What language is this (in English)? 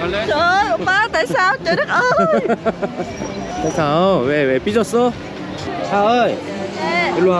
Korean